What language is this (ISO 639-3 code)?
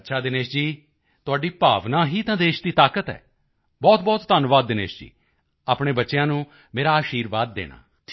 pan